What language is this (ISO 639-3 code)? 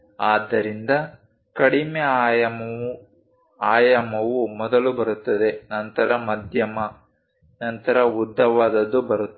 kan